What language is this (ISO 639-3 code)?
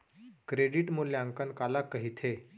hne